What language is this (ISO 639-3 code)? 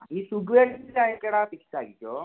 mal